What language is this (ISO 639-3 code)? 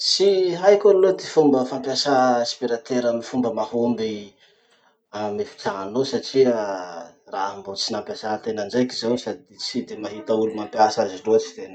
msh